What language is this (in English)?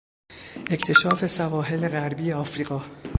Persian